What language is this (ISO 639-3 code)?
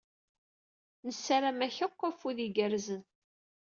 kab